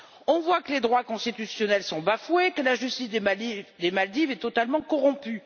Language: French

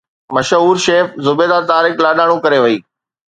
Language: Sindhi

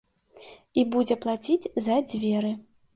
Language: Belarusian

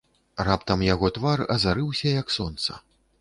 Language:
Belarusian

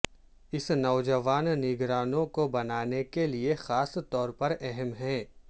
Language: Urdu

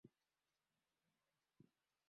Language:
Swahili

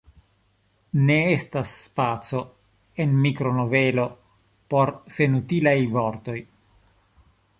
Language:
Esperanto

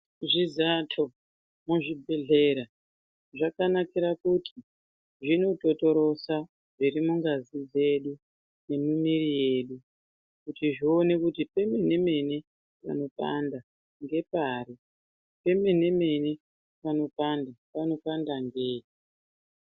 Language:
Ndau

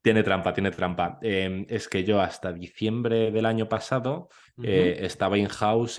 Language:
Spanish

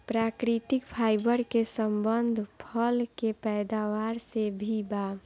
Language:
Bhojpuri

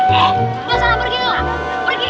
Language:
Indonesian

